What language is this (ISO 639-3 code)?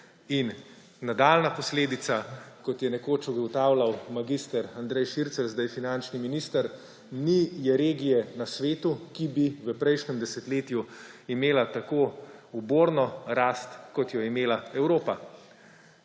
slv